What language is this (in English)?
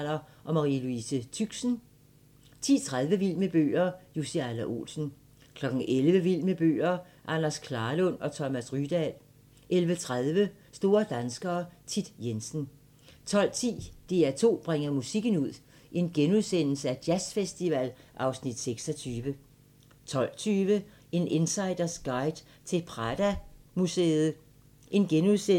Danish